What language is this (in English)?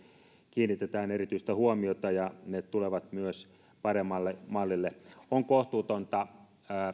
Finnish